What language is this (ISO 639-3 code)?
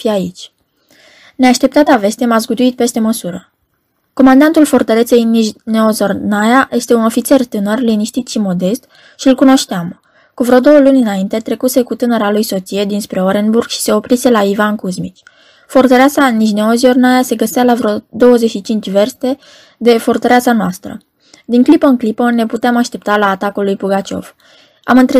ron